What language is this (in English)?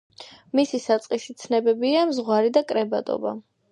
Georgian